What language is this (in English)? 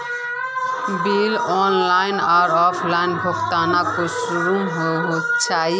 Magahi